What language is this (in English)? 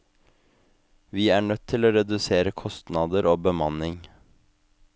Norwegian